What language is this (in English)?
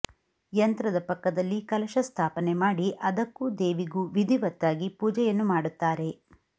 Kannada